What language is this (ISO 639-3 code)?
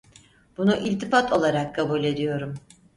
tur